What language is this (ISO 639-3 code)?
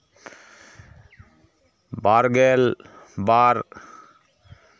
sat